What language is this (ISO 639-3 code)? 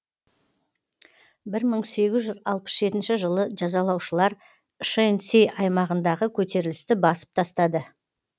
kaz